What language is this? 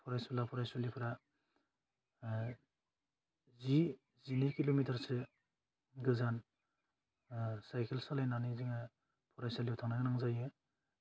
Bodo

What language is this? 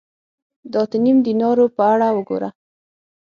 Pashto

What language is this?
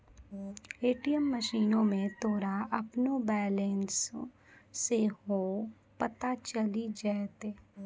Maithili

